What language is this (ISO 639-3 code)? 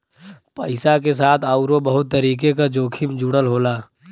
bho